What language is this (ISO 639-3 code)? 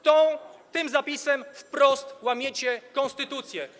pol